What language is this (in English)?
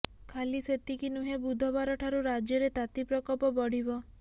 Odia